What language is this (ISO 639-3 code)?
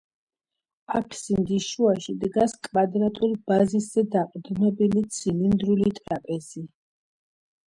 kat